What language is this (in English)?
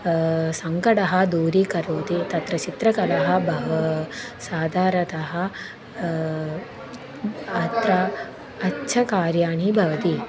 Sanskrit